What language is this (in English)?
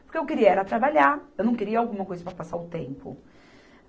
Portuguese